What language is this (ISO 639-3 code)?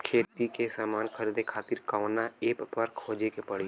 bho